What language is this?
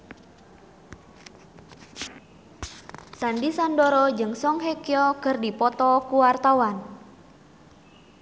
Sundanese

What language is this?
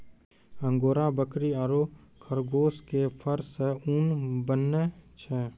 Maithili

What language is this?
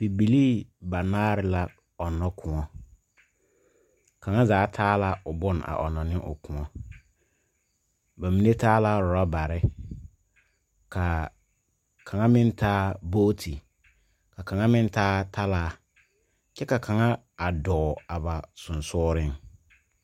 Southern Dagaare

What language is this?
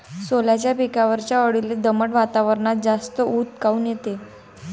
Marathi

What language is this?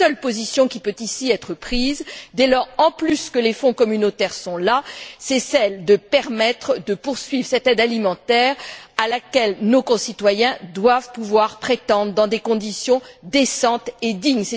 French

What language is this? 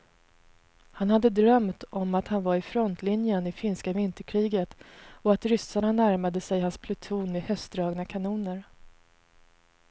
Swedish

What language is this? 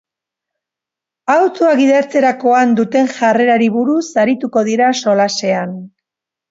Basque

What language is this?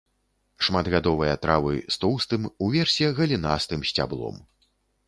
Belarusian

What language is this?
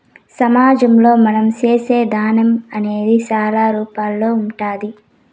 Telugu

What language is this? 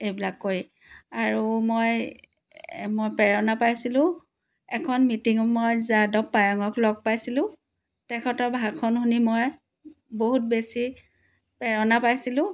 Assamese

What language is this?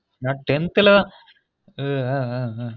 Tamil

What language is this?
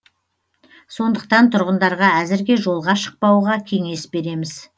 Kazakh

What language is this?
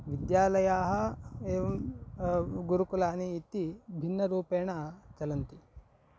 Sanskrit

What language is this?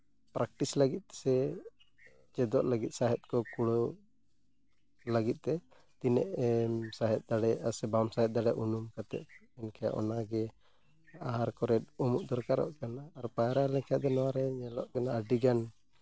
Santali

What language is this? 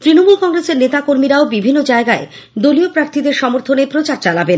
Bangla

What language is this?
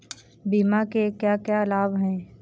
Hindi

